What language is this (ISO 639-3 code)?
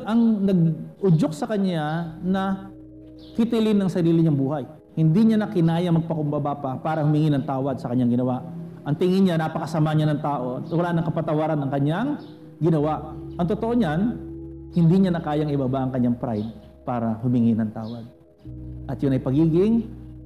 fil